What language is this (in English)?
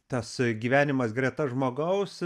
Lithuanian